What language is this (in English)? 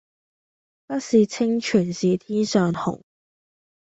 Cantonese